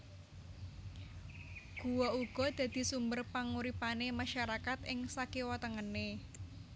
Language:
Javanese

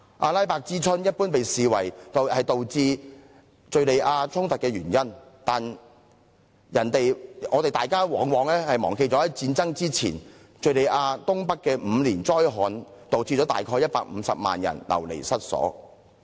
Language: Cantonese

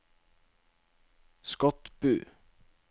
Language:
Norwegian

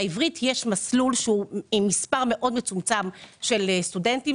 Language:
Hebrew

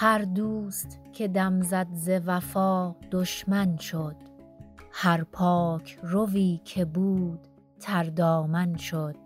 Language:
Persian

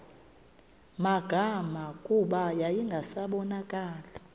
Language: Xhosa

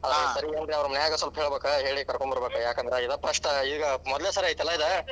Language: Kannada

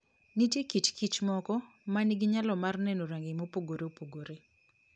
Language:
Luo (Kenya and Tanzania)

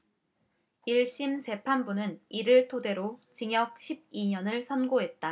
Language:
Korean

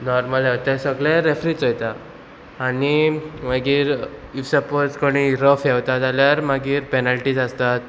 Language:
Konkani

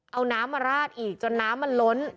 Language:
Thai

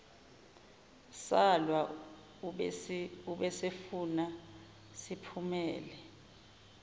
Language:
Zulu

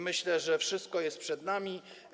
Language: Polish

